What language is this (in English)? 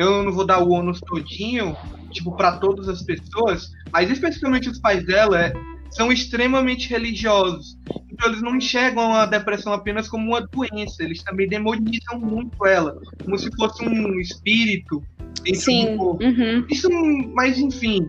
Portuguese